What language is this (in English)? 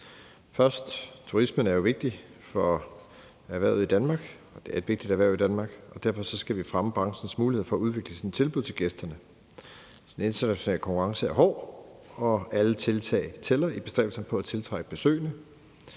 Danish